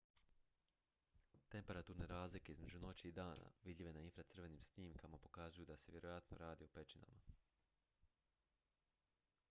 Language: Croatian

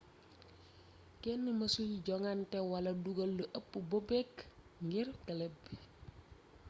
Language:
Wolof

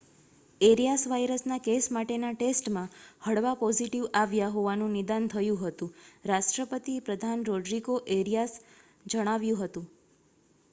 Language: Gujarati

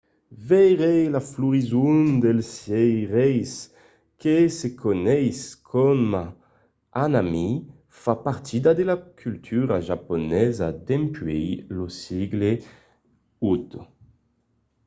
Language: Occitan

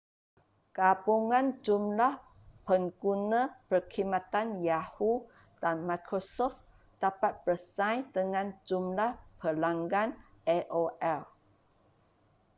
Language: Malay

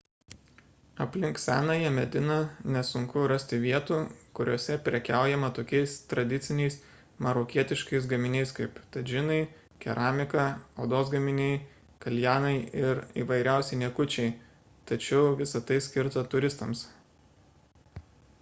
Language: Lithuanian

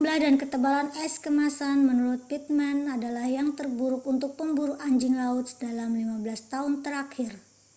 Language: Indonesian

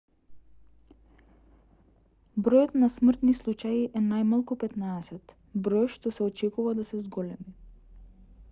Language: Macedonian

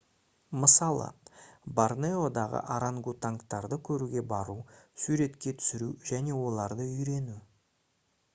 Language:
Kazakh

